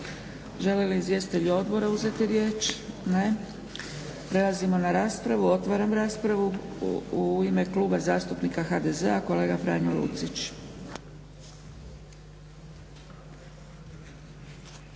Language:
Croatian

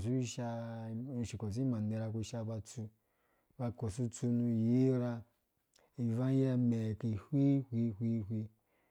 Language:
Dũya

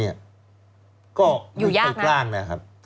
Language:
Thai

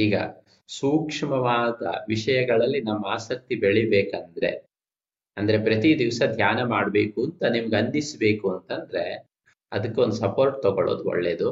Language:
Kannada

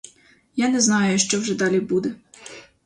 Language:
Ukrainian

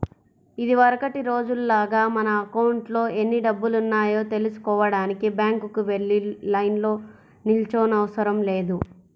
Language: Telugu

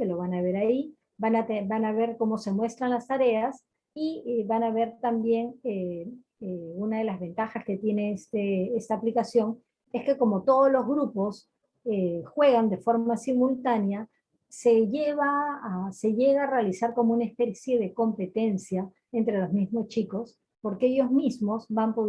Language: Spanish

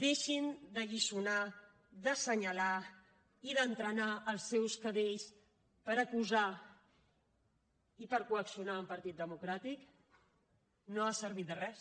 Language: Catalan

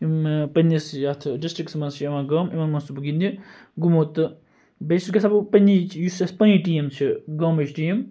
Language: Kashmiri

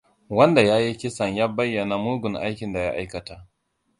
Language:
Hausa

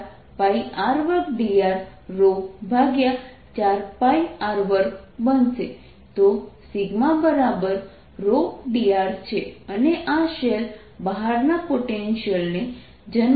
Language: Gujarati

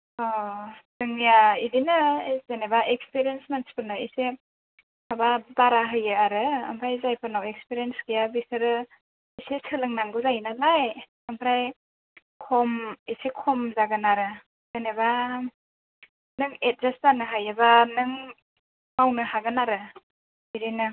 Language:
Bodo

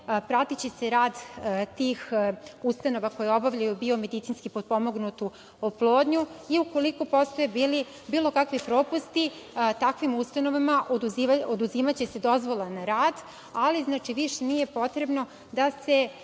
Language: Serbian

